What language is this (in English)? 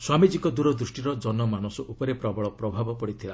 Odia